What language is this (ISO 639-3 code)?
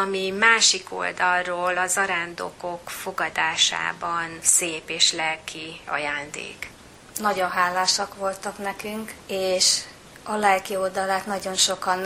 hun